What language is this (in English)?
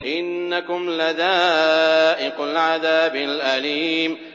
Arabic